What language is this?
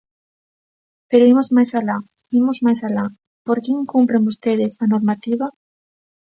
Galician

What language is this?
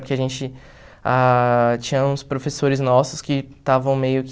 Portuguese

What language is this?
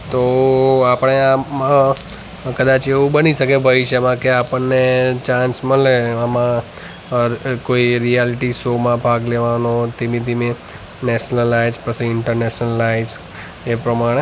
Gujarati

